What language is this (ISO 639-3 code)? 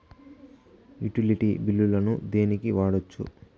tel